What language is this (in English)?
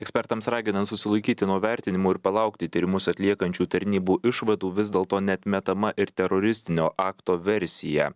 Lithuanian